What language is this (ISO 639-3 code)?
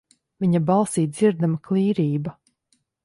lav